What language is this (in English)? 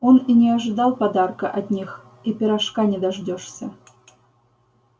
Russian